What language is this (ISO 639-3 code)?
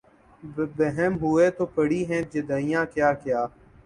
urd